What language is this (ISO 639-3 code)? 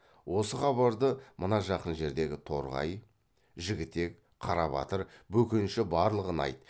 kaz